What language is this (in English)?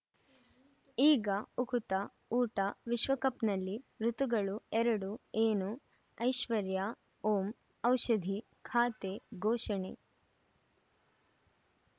Kannada